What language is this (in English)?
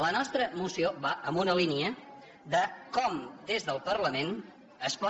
Catalan